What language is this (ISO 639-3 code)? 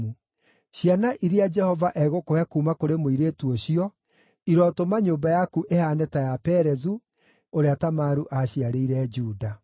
kik